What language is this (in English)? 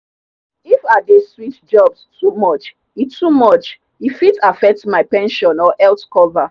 Nigerian Pidgin